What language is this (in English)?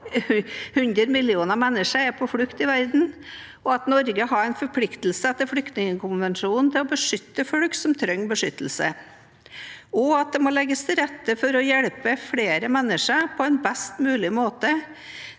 Norwegian